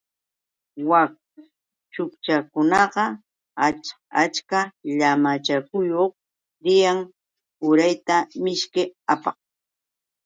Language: Yauyos Quechua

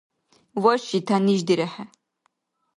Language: Dargwa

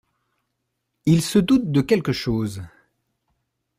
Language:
French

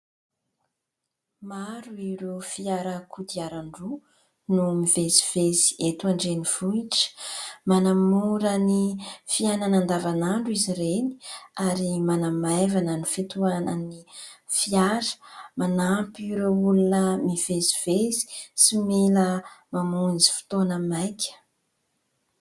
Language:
Malagasy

